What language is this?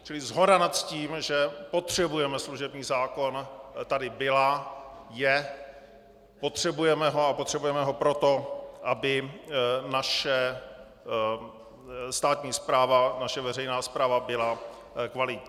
Czech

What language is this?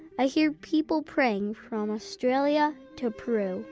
English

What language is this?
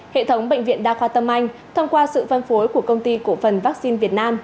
Vietnamese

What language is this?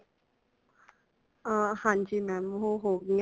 Punjabi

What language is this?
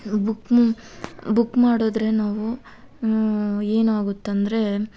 Kannada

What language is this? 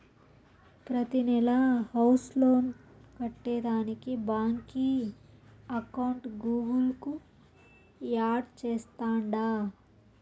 Telugu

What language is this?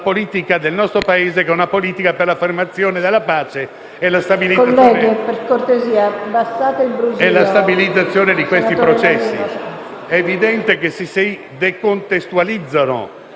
Italian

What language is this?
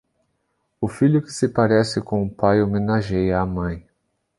Portuguese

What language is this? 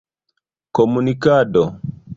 Esperanto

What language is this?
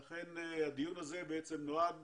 Hebrew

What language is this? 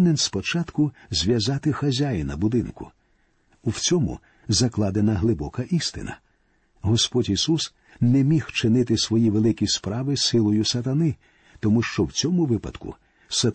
Ukrainian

